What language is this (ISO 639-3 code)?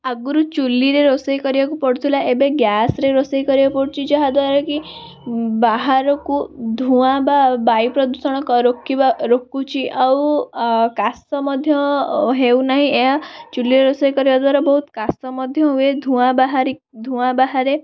ori